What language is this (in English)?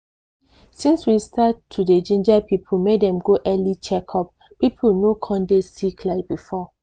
Nigerian Pidgin